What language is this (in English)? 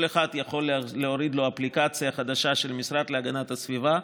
Hebrew